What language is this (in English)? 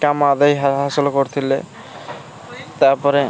Odia